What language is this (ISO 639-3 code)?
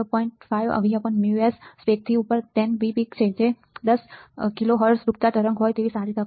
guj